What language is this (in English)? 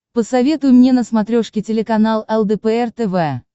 Russian